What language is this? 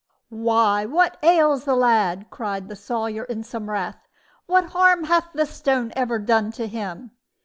English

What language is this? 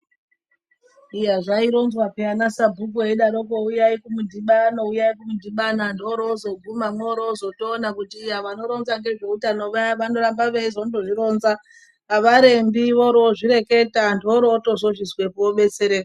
Ndau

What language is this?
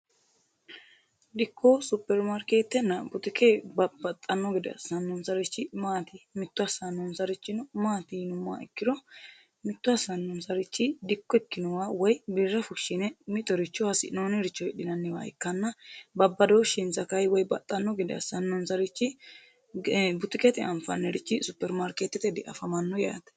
Sidamo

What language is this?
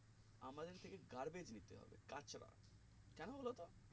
Bangla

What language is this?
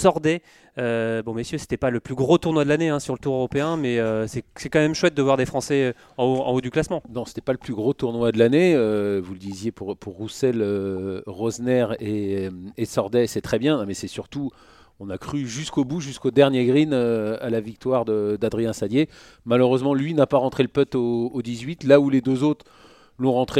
French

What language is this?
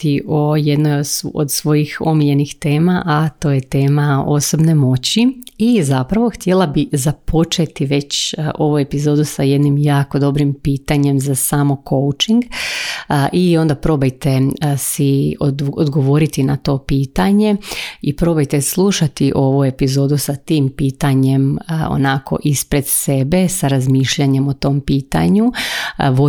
Croatian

